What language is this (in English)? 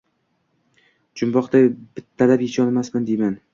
Uzbek